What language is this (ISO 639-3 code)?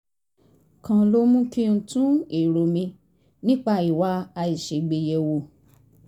yor